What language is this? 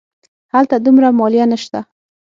Pashto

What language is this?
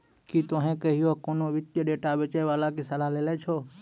Maithili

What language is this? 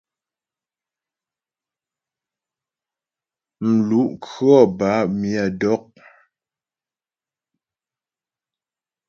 Ghomala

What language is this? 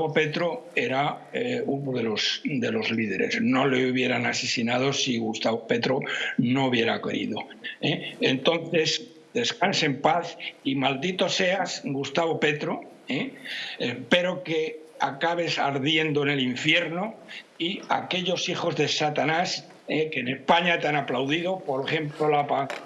Spanish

